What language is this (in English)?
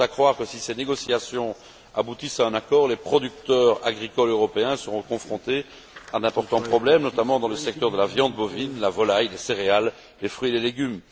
French